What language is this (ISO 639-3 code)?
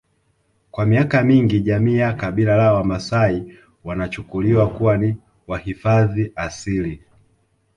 swa